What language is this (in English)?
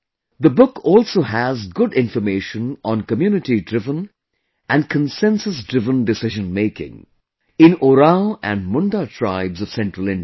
English